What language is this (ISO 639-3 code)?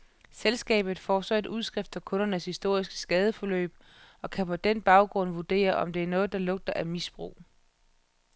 dan